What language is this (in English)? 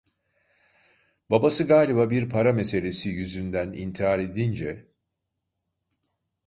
Turkish